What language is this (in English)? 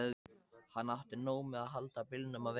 Icelandic